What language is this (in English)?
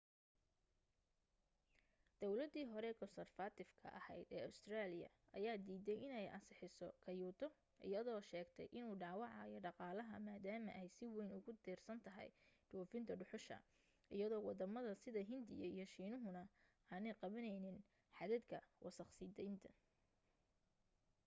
Somali